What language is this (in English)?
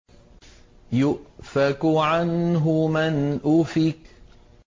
Arabic